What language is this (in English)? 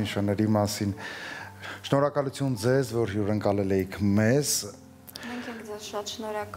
Romanian